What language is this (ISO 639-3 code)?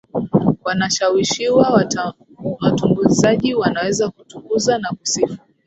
swa